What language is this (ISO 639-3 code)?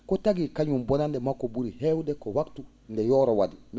ful